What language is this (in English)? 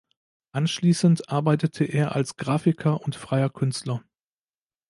German